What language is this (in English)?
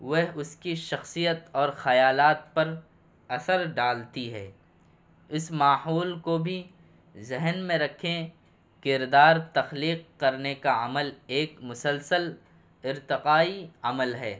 Urdu